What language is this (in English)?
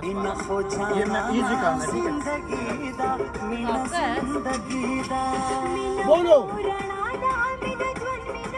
Romanian